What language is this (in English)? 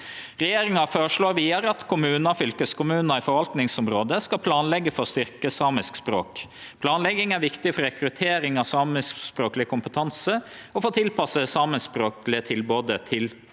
Norwegian